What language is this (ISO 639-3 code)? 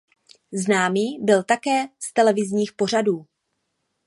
ces